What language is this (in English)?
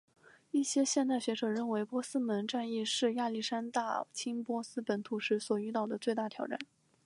Chinese